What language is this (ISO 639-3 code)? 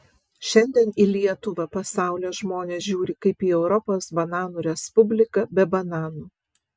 lit